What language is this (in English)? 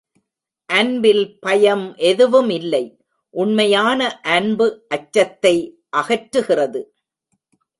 Tamil